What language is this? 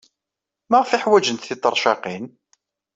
Kabyle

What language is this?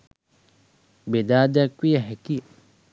Sinhala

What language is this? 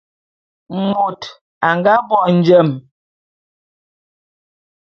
Bulu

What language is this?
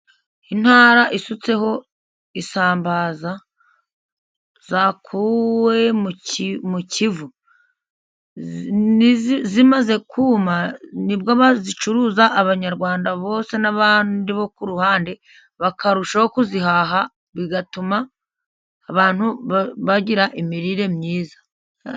Kinyarwanda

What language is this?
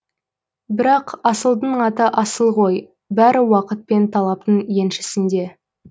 Kazakh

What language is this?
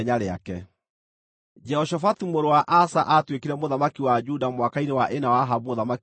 Kikuyu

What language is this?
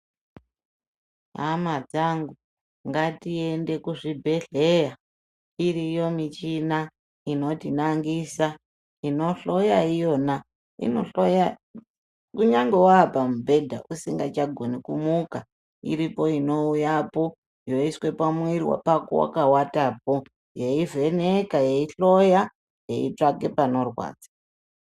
Ndau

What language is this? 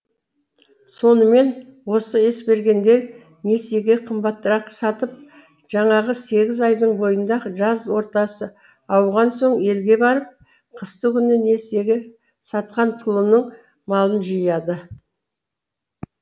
Kazakh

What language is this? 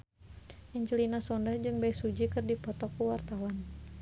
Sundanese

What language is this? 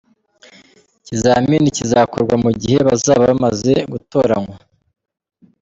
Kinyarwanda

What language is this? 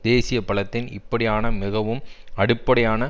Tamil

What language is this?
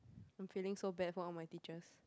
English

